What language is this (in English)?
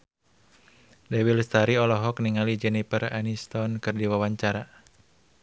Sundanese